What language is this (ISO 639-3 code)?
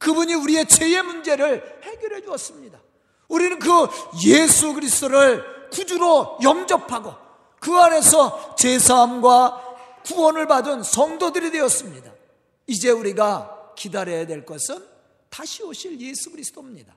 kor